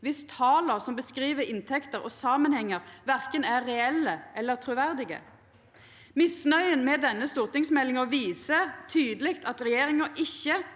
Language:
Norwegian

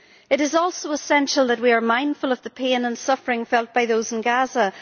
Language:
English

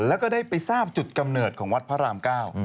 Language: Thai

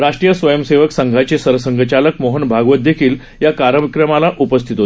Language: Marathi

